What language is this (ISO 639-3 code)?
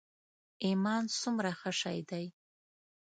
pus